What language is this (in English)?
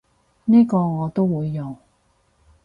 Cantonese